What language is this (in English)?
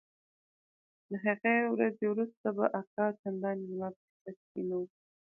Pashto